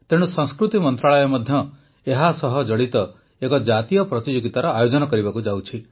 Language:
Odia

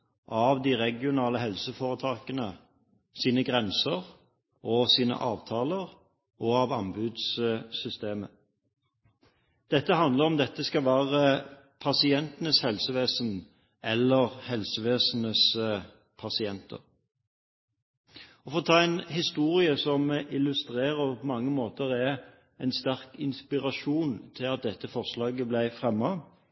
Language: Norwegian Bokmål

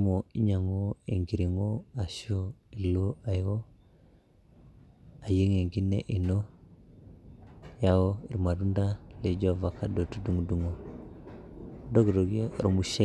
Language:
Masai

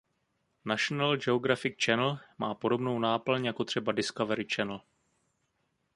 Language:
Czech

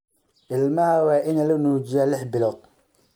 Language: Somali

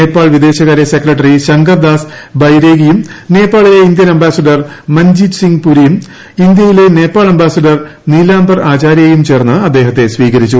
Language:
Malayalam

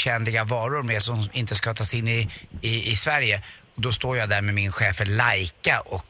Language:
Swedish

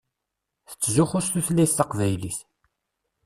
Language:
Kabyle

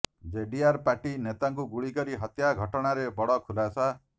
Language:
Odia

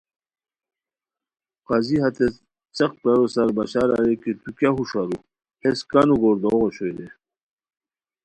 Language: Khowar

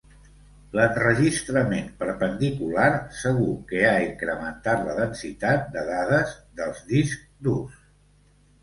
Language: Catalan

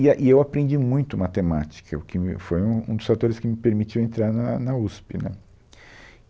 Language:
Portuguese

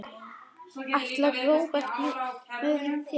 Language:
Icelandic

